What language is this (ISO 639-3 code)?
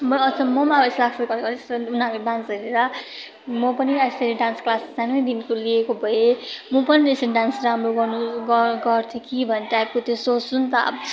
nep